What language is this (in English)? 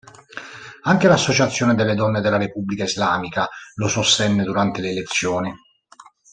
Italian